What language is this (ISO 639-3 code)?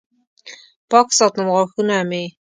pus